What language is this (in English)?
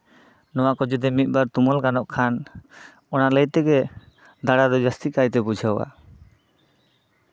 Santali